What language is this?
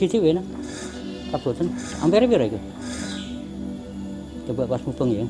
Indonesian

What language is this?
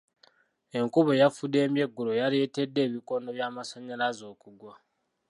Ganda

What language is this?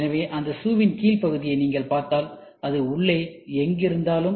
Tamil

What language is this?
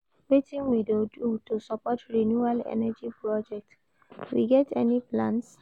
Nigerian Pidgin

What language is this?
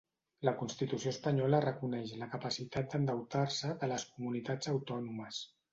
Catalan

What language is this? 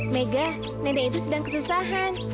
Indonesian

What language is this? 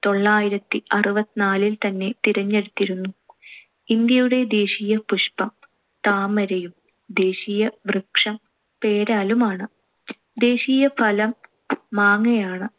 Malayalam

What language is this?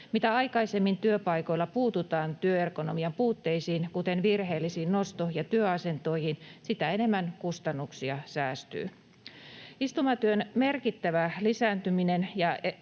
Finnish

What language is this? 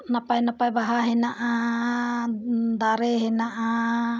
Santali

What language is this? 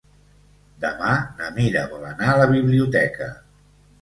Catalan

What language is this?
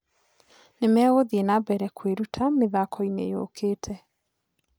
Kikuyu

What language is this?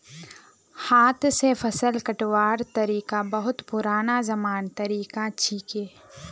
Magahi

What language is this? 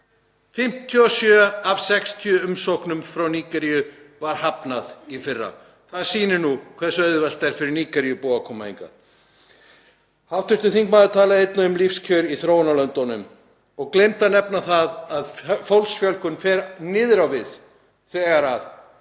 Icelandic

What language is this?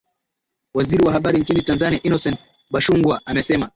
Swahili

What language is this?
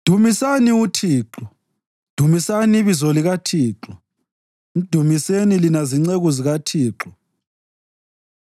North Ndebele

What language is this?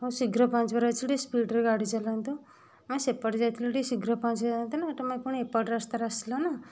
Odia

